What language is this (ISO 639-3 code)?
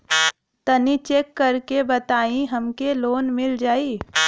bho